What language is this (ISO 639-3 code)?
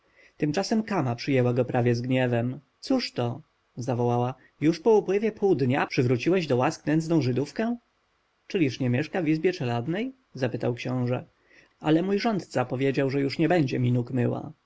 pol